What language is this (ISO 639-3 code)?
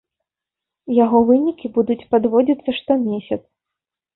bel